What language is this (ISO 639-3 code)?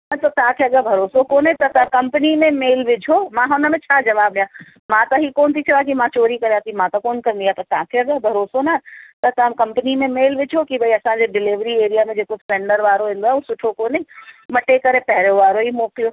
snd